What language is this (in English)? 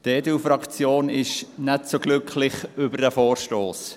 Swiss German